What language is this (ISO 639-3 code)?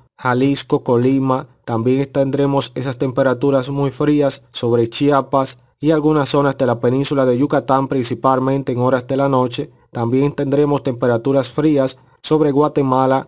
spa